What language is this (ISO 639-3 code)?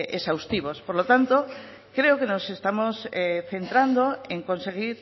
spa